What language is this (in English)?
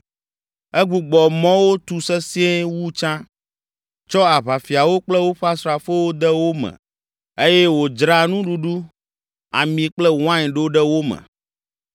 Ewe